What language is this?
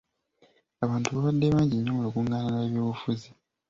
Ganda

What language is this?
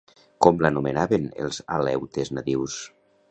Catalan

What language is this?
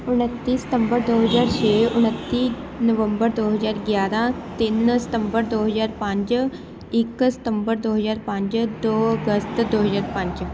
Punjabi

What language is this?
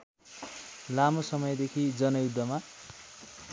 Nepali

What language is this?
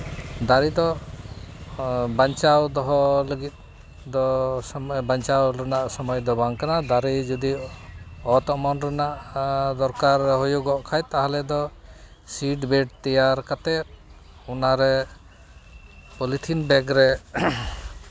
Santali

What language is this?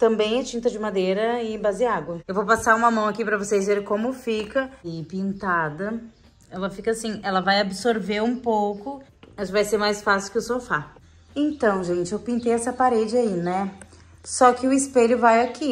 Portuguese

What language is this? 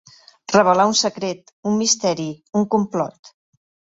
Catalan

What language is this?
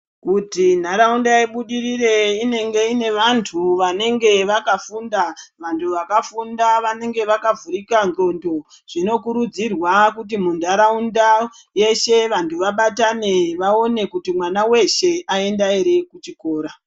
Ndau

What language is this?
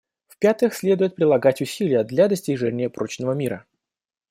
Russian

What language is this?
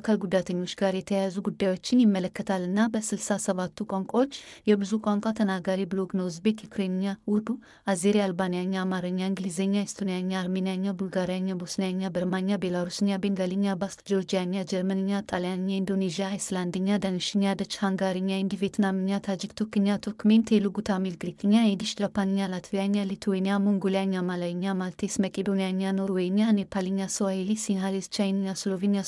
Amharic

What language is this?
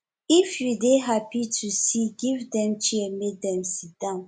Nigerian Pidgin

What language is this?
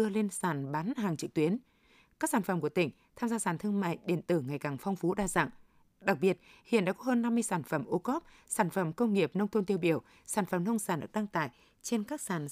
Vietnamese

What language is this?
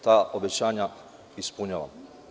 Serbian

